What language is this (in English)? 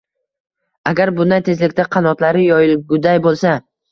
Uzbek